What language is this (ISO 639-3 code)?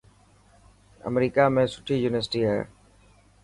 mki